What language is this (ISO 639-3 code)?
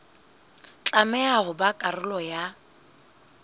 sot